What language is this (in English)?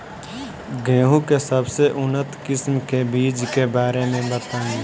Bhojpuri